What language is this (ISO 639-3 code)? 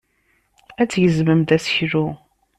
kab